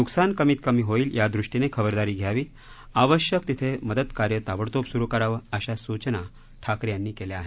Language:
Marathi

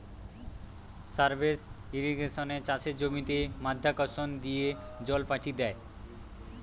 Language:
Bangla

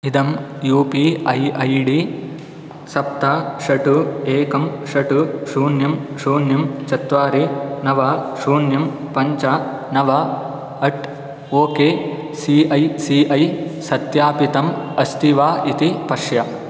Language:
Sanskrit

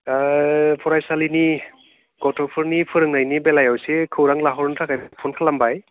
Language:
Bodo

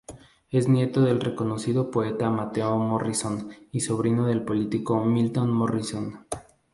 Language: Spanish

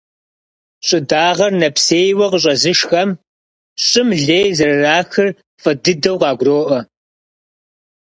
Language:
Kabardian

